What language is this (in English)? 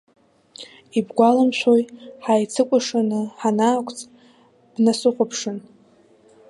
Abkhazian